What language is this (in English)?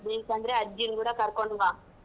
Kannada